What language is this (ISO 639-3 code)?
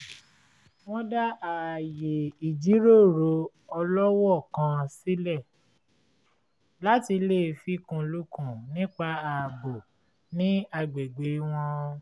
yor